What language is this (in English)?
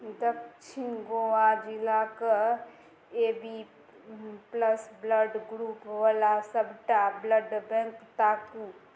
Maithili